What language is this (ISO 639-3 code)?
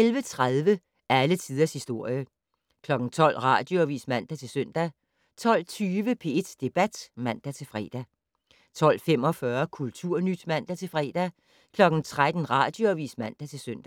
dan